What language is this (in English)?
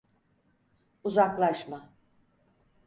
Turkish